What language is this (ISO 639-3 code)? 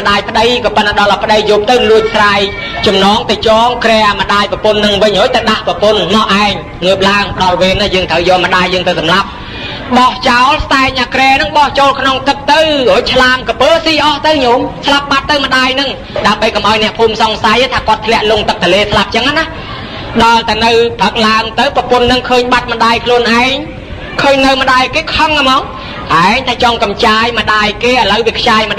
tha